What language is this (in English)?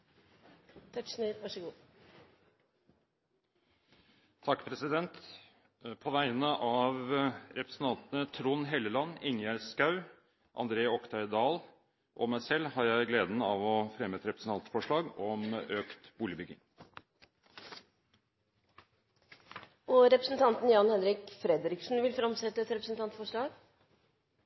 Norwegian